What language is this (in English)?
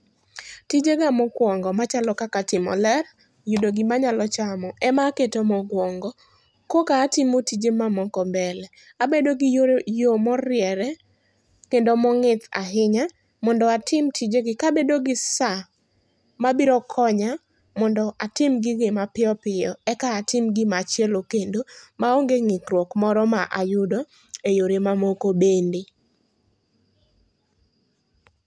Luo (Kenya and Tanzania)